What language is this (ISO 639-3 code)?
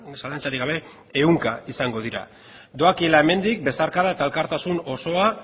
eus